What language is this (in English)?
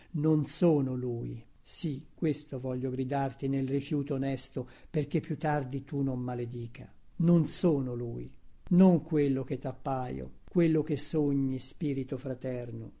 Italian